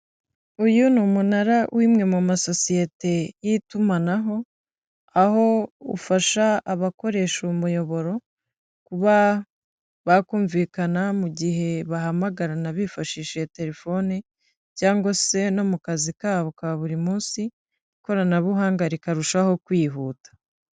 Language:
Kinyarwanda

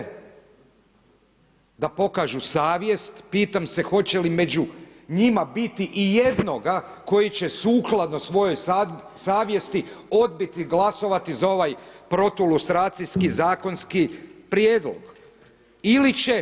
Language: Croatian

